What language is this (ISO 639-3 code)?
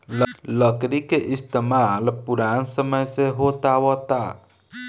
bho